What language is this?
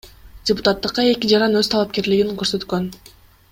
Kyrgyz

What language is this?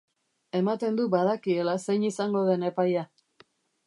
Basque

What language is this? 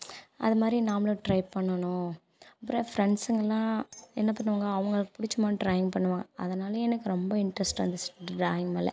Tamil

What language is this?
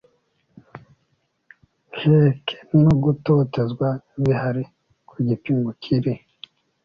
Kinyarwanda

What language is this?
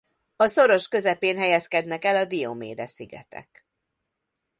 Hungarian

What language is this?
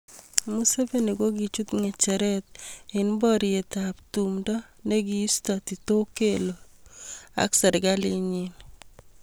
Kalenjin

